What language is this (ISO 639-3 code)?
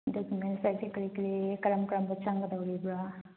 mni